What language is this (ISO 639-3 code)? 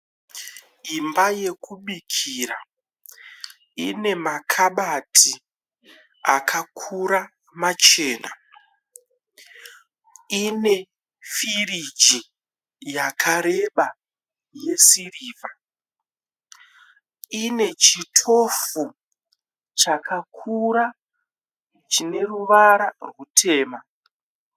sna